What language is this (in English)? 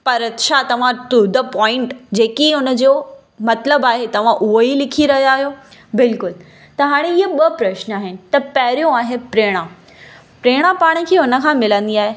Sindhi